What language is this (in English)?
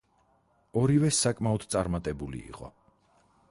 Georgian